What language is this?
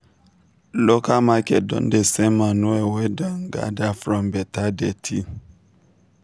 Nigerian Pidgin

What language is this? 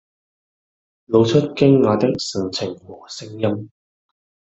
Cantonese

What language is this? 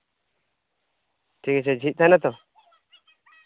Santali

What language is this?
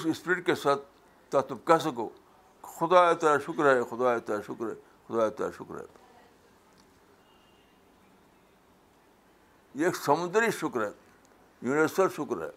Urdu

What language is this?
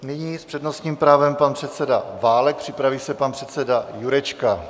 Czech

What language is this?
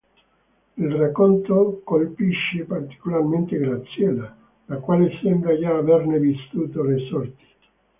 Italian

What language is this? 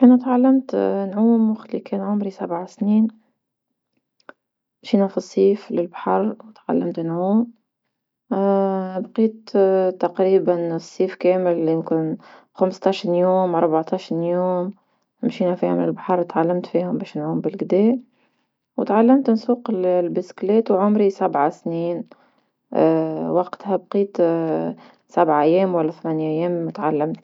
Tunisian Arabic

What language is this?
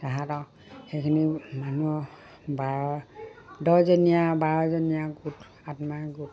Assamese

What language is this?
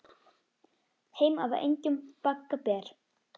Icelandic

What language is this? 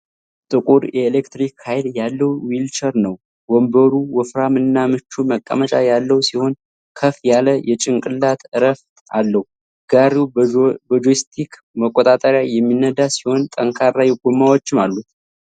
Amharic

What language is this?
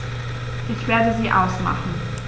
German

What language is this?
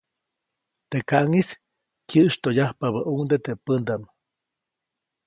Copainalá Zoque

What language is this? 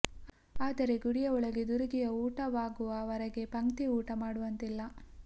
Kannada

